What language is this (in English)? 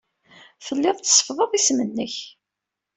Kabyle